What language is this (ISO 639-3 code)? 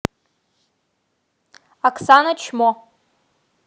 rus